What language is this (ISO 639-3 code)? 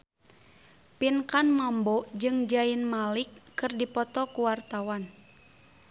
sun